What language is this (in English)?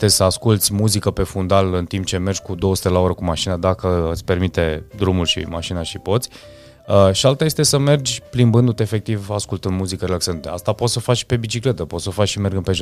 Romanian